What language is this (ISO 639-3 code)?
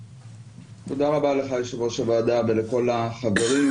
heb